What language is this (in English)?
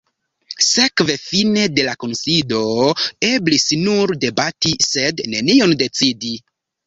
Esperanto